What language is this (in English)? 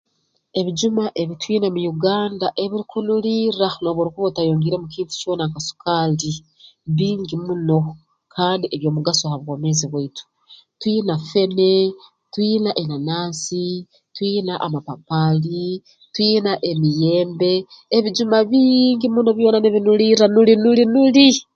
Tooro